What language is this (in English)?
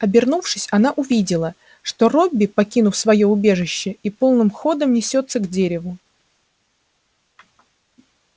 Russian